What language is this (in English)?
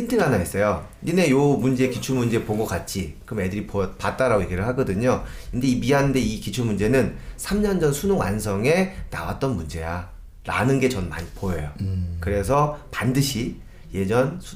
Korean